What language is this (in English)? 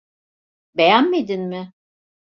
Turkish